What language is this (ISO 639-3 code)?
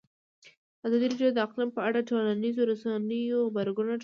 pus